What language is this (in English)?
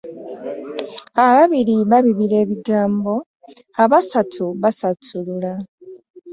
Ganda